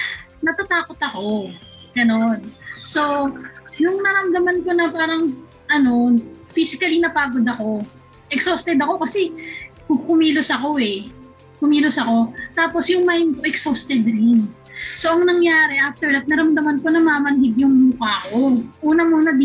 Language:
Filipino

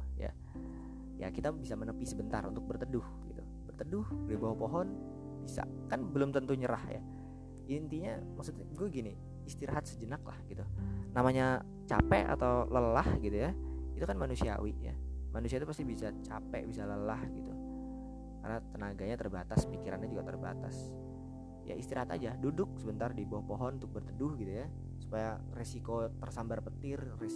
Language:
Indonesian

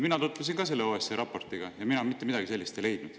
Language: Estonian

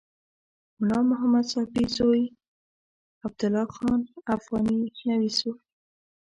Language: Pashto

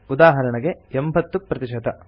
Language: Kannada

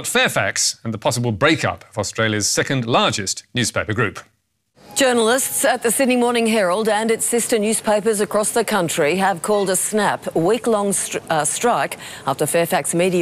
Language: English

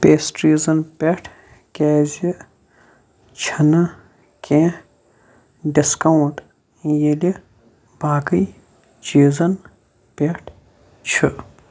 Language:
Kashmiri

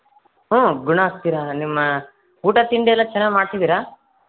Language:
Kannada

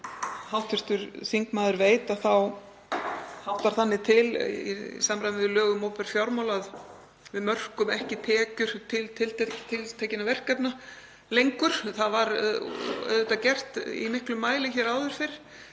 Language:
Icelandic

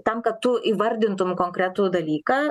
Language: Lithuanian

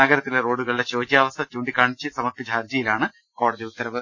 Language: Malayalam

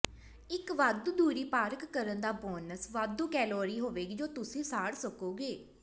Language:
Punjabi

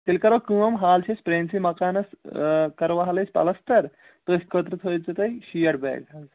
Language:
Kashmiri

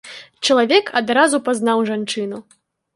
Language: Belarusian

